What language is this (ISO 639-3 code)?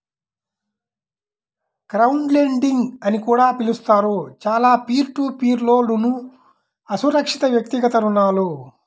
tel